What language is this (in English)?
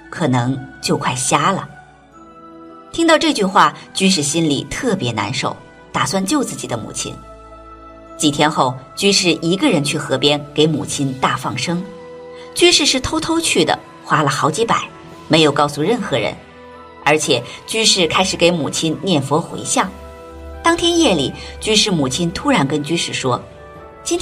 Chinese